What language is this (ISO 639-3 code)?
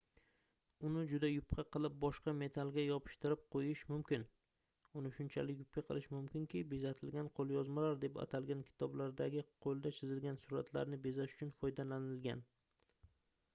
uzb